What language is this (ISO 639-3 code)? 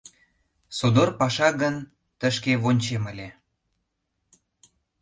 chm